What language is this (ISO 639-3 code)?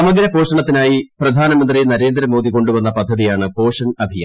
mal